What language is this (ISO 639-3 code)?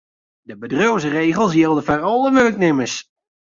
fry